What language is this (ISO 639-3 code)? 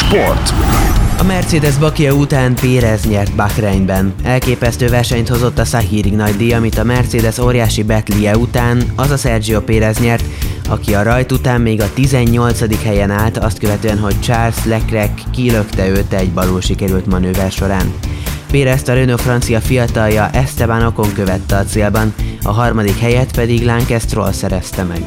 hun